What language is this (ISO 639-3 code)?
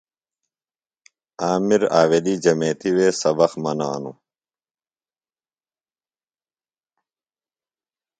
phl